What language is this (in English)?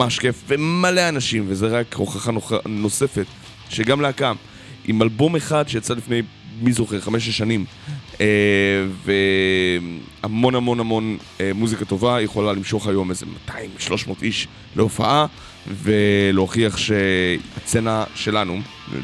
Hebrew